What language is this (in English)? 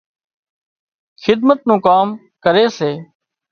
Wadiyara Koli